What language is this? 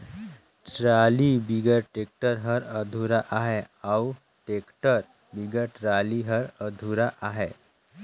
Chhattisgarhi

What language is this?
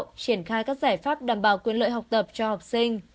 Vietnamese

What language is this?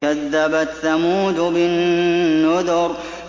Arabic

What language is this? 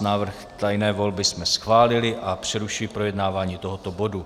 Czech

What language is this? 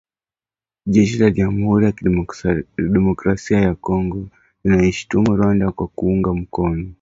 Swahili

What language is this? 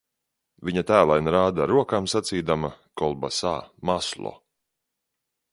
Latvian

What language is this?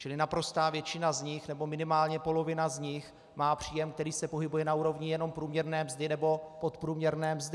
Czech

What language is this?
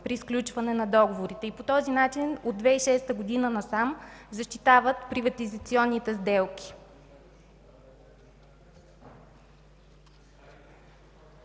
Bulgarian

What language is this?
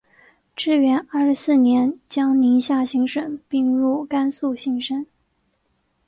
Chinese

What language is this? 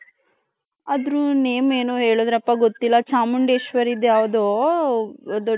Kannada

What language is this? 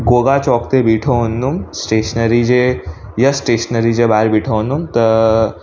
Sindhi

